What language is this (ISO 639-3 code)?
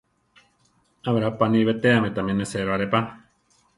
tar